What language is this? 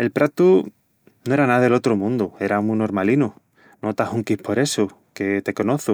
Extremaduran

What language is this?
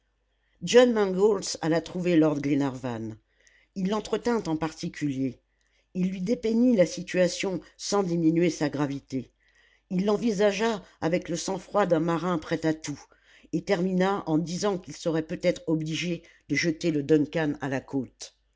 French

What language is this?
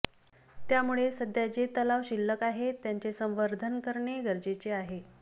Marathi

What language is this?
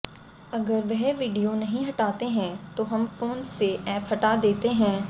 Hindi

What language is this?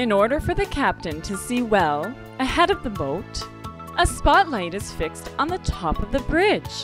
English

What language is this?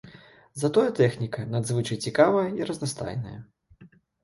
Belarusian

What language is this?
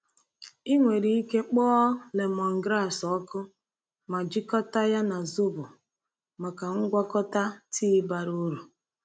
Igbo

